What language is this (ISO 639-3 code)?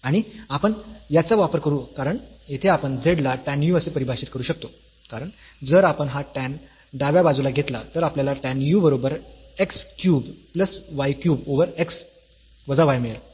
mar